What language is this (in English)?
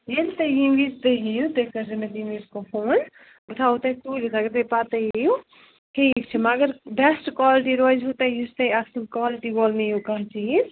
Kashmiri